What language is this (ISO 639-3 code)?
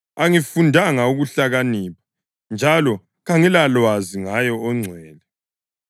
nde